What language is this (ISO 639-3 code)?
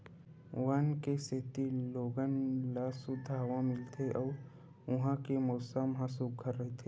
hne